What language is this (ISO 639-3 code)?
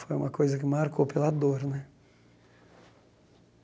por